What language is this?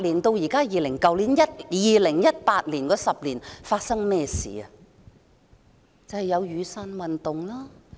Cantonese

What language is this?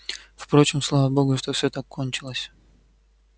Russian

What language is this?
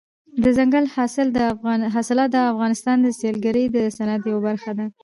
Pashto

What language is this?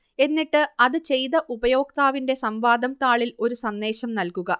Malayalam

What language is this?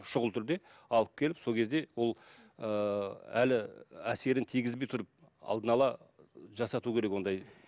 Kazakh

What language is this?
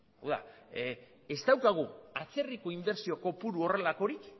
Basque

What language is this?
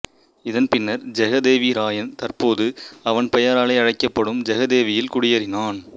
Tamil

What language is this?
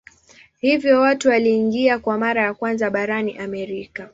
Swahili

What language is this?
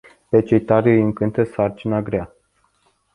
Romanian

